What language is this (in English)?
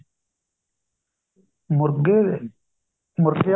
Punjabi